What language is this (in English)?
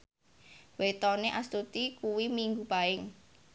Javanese